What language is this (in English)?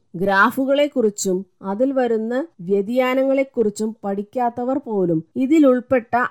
Malayalam